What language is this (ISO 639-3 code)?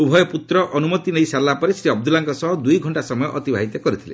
ori